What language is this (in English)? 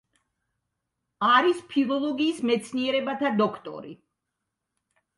Georgian